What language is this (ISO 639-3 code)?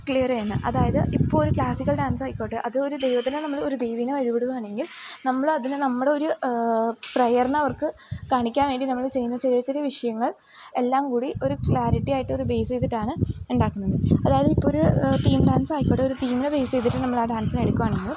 mal